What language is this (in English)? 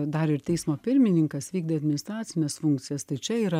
Lithuanian